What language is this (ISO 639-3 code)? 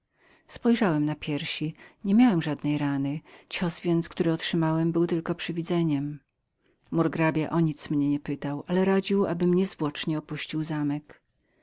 pol